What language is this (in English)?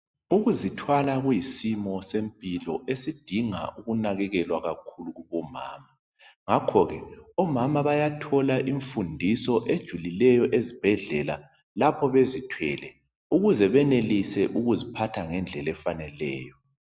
North Ndebele